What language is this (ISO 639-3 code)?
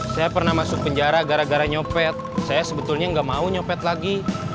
ind